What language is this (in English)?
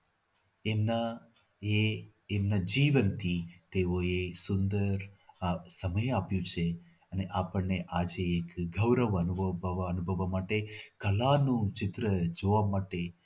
Gujarati